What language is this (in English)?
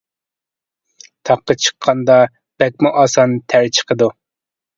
Uyghur